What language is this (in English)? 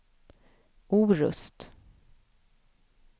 Swedish